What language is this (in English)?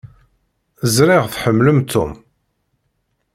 Kabyle